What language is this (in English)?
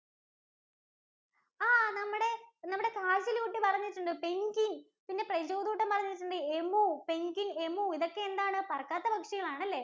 Malayalam